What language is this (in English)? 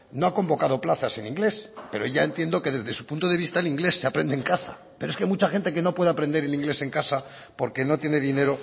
Spanish